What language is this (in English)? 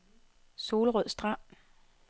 Danish